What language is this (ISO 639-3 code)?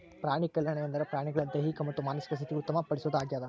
kan